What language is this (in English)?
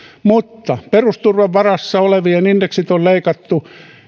Finnish